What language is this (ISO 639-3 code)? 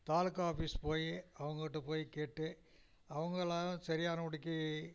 tam